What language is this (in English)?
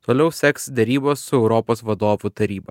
Lithuanian